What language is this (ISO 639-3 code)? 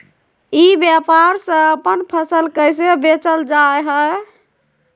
mag